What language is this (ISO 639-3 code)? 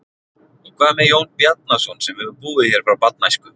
isl